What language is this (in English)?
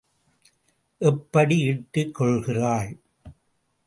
Tamil